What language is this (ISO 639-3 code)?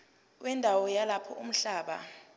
zul